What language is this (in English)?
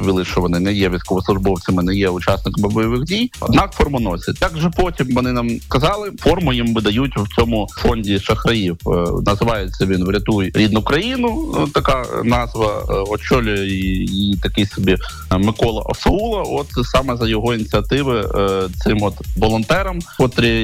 Ukrainian